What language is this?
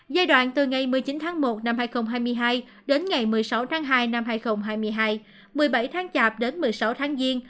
Vietnamese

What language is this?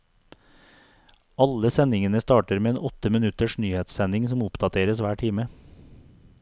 Norwegian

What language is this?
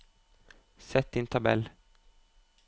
Norwegian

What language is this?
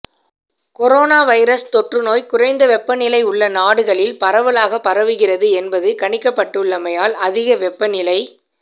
Tamil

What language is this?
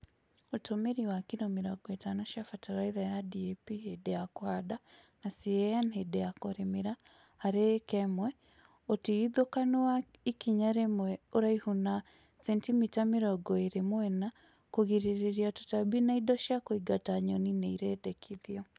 Kikuyu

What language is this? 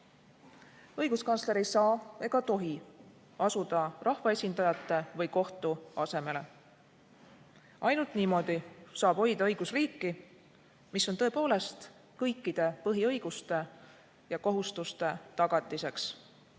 Estonian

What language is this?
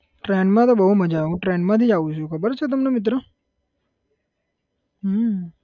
Gujarati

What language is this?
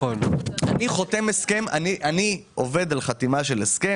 Hebrew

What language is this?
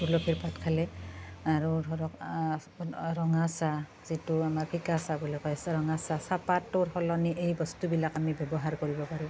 Assamese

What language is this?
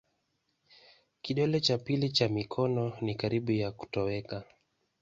Swahili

